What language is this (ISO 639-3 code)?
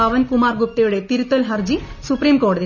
mal